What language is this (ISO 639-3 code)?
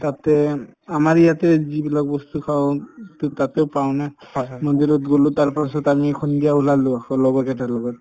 asm